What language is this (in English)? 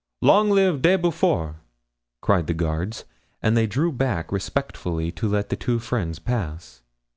English